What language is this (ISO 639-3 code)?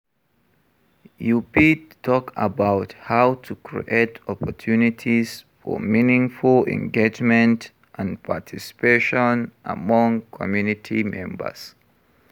pcm